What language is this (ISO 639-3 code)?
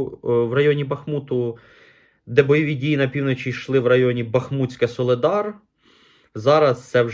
ukr